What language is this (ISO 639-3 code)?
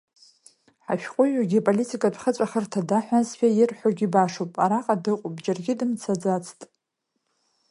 abk